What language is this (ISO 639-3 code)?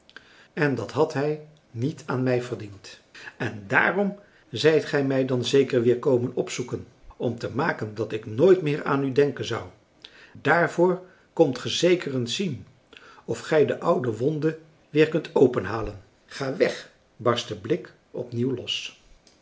nld